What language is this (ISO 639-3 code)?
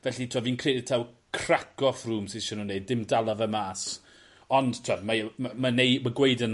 cym